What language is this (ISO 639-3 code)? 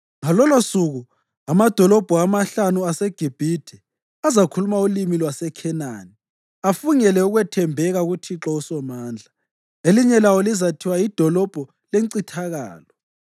nde